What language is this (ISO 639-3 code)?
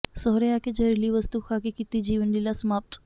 pan